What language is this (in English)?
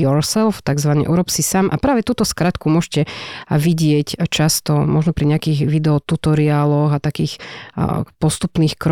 Slovak